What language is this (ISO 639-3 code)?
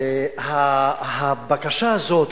heb